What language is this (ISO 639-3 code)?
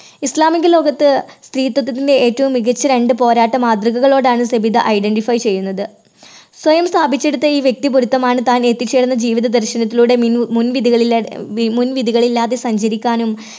mal